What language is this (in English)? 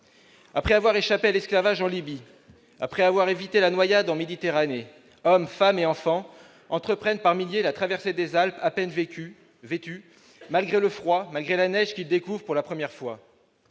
French